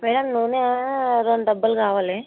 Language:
Telugu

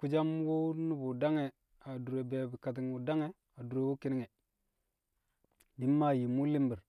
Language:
Kamo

